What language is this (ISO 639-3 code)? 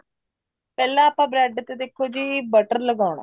pan